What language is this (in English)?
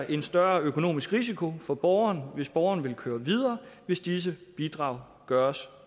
Danish